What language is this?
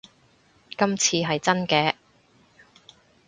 Cantonese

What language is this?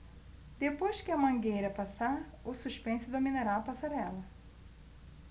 Portuguese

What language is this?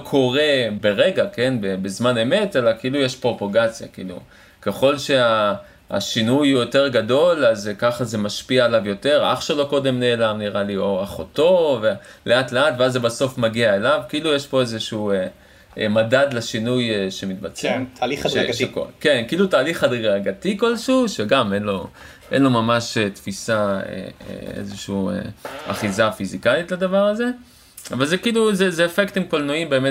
Hebrew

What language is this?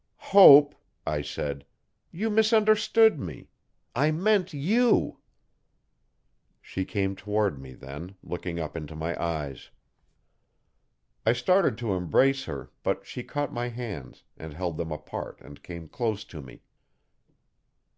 English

